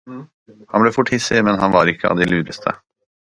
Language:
Norwegian Bokmål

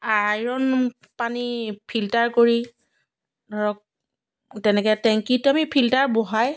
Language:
Assamese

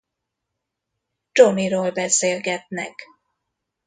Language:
Hungarian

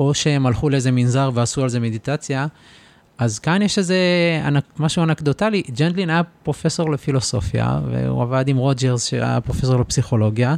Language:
Hebrew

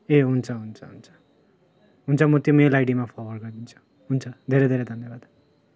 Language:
Nepali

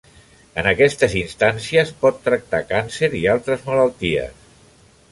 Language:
Catalan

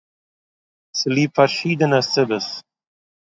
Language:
Yiddish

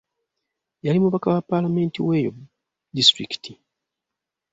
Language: Ganda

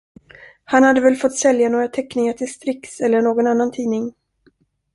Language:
Swedish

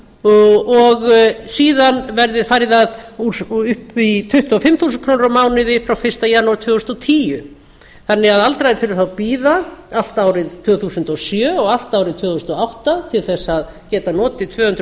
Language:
Icelandic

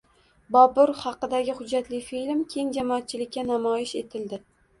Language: Uzbek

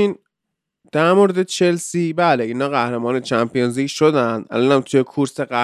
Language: Persian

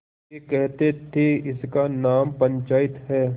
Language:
Hindi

